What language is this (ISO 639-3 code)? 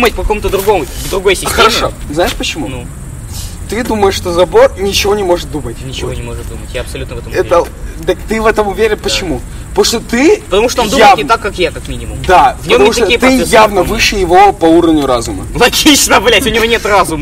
rus